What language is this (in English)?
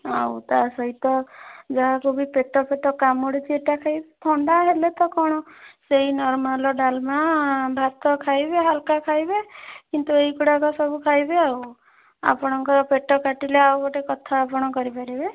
Odia